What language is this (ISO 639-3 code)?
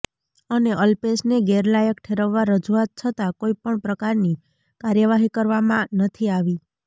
guj